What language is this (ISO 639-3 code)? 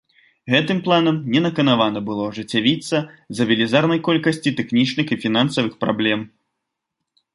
bel